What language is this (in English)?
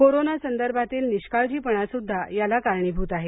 Marathi